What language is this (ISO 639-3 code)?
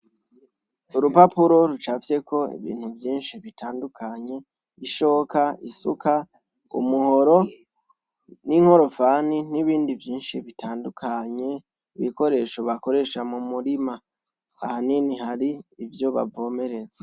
run